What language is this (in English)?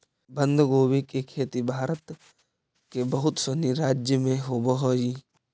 Magahi